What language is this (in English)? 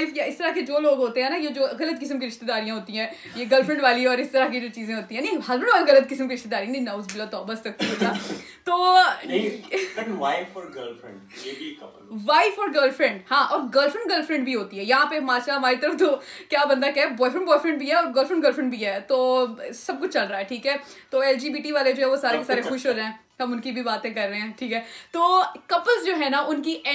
Urdu